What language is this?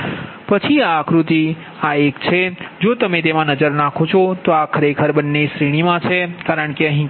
Gujarati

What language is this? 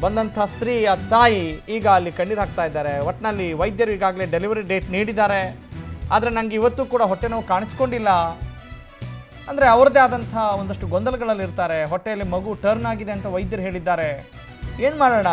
Hindi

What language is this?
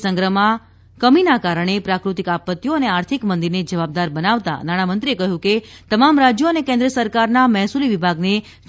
Gujarati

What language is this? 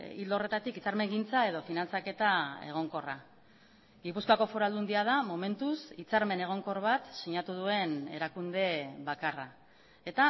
Basque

